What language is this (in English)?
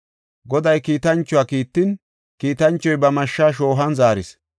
Gofa